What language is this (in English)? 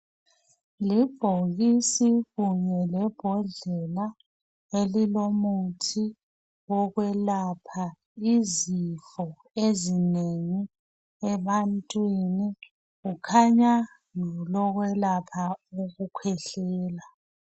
North Ndebele